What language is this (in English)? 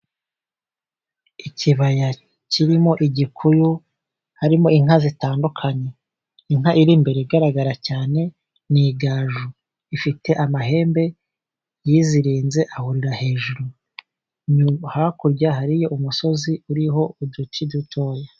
Kinyarwanda